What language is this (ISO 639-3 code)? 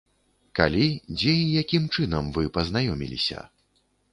bel